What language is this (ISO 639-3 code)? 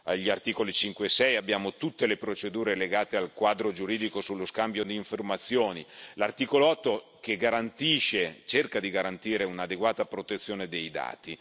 ita